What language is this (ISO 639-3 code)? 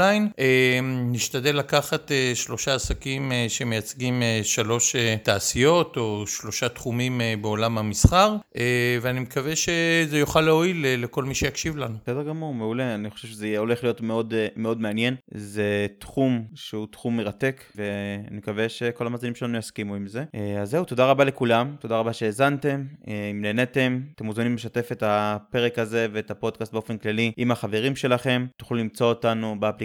heb